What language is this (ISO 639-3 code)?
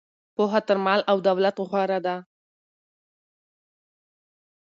pus